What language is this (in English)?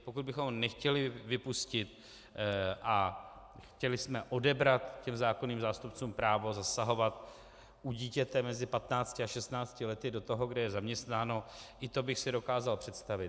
Czech